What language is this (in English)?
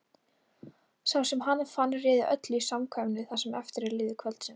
Icelandic